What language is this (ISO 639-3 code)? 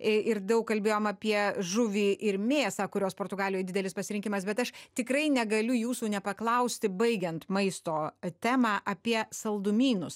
lit